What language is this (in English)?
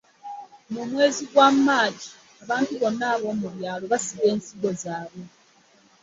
Ganda